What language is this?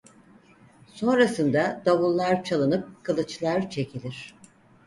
Turkish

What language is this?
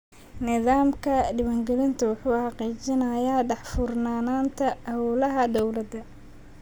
Somali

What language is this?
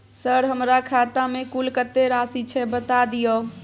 Maithili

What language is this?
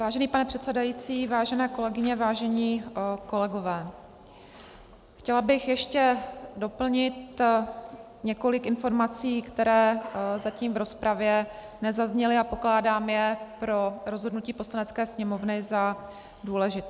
Czech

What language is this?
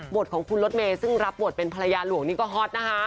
Thai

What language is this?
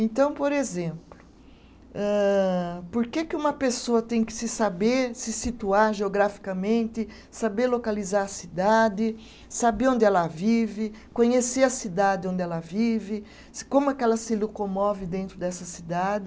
Portuguese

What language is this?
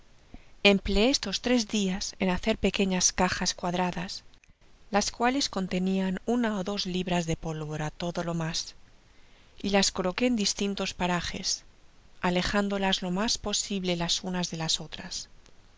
Spanish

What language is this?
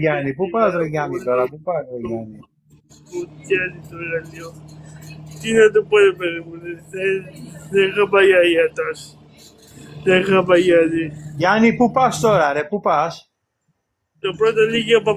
Greek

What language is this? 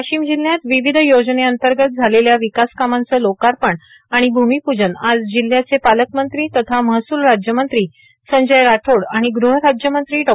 Marathi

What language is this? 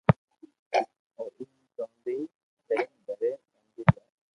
Loarki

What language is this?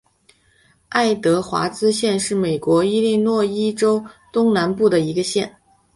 Chinese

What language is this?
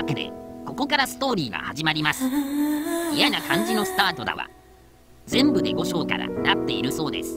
Japanese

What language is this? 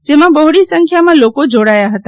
Gujarati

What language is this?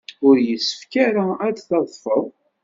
Kabyle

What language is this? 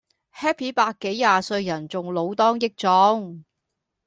Cantonese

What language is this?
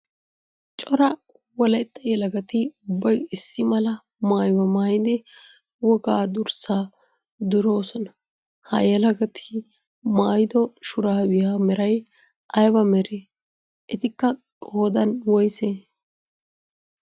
Wolaytta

